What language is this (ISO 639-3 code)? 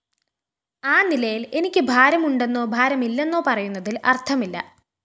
mal